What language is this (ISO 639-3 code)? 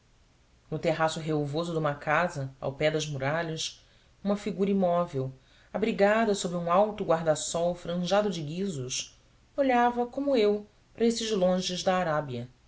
por